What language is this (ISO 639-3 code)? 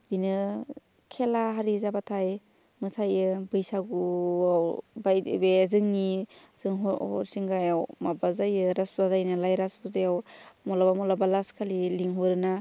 brx